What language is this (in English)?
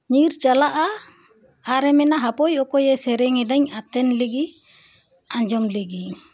Santali